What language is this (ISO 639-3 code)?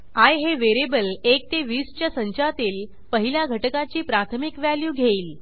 mar